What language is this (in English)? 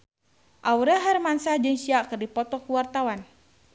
Sundanese